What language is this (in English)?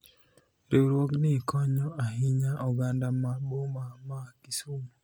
Luo (Kenya and Tanzania)